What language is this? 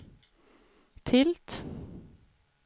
Swedish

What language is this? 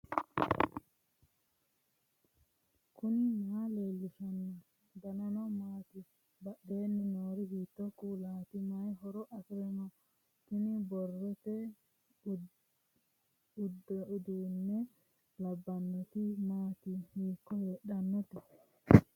Sidamo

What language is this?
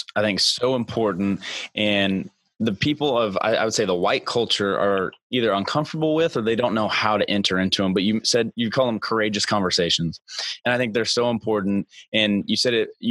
English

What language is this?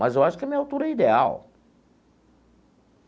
Portuguese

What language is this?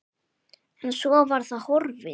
Icelandic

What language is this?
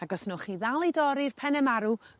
Welsh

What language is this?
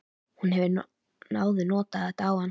Icelandic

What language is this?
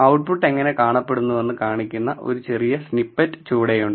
Malayalam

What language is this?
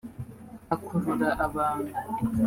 Kinyarwanda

